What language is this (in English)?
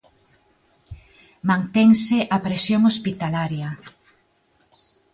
Galician